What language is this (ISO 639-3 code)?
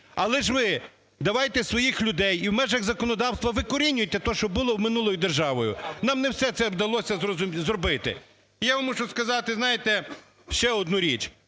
ukr